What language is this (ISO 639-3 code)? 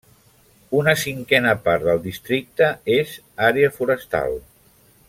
cat